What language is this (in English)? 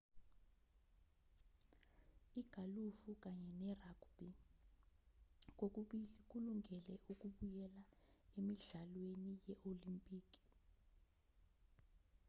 Zulu